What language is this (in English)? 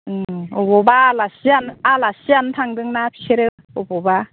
Bodo